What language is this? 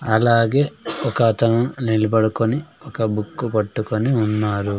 Telugu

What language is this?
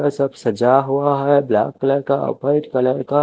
Hindi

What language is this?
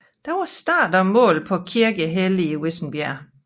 Danish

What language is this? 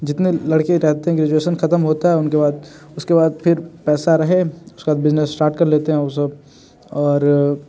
Hindi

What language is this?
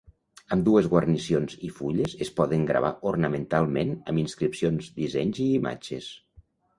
Catalan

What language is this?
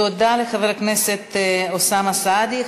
Hebrew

